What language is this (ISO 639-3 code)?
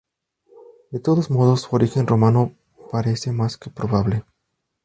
spa